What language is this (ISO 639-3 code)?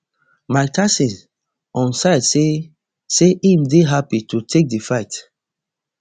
pcm